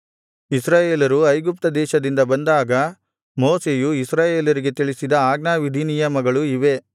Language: Kannada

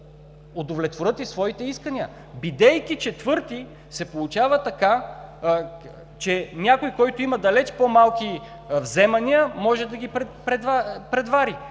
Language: Bulgarian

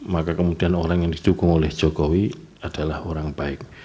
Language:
Indonesian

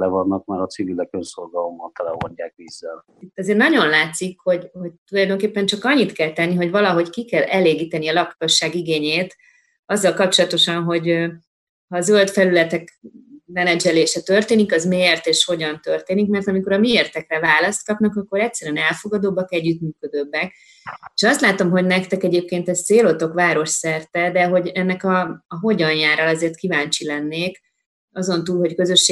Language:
Hungarian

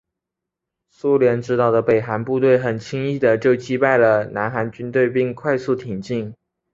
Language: Chinese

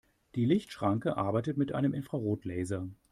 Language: German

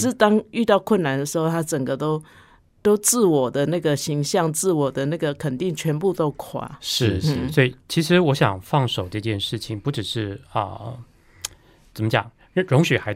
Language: Chinese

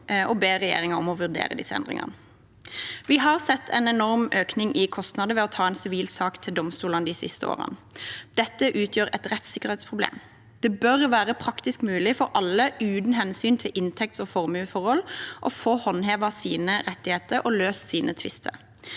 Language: Norwegian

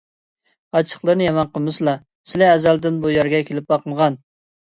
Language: Uyghur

